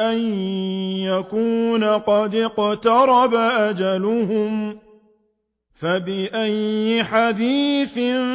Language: Arabic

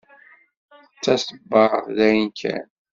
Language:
Kabyle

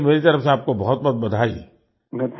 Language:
Hindi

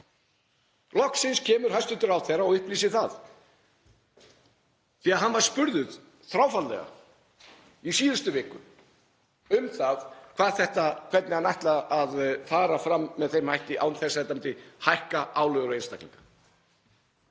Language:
Icelandic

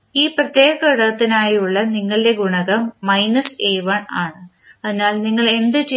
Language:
Malayalam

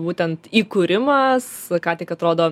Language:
Lithuanian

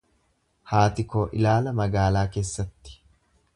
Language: Oromo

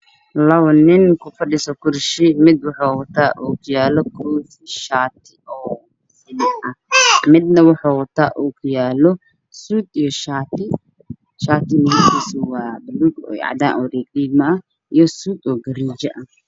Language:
Somali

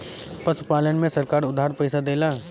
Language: Bhojpuri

